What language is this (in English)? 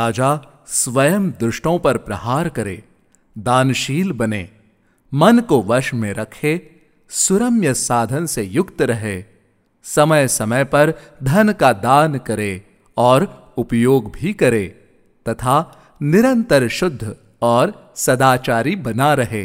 Hindi